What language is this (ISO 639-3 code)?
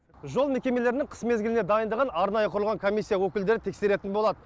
kaz